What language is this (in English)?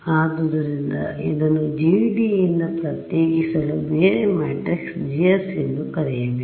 Kannada